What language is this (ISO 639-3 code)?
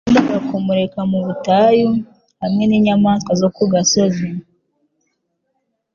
kin